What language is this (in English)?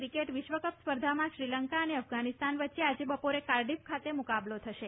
Gujarati